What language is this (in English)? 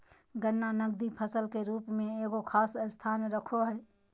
Magahi